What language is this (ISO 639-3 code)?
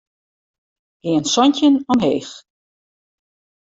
fry